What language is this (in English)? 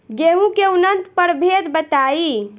Bhojpuri